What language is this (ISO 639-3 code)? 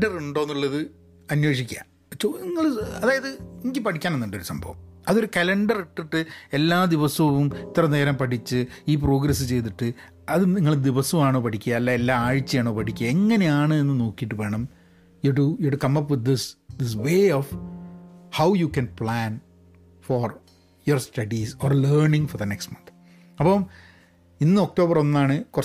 mal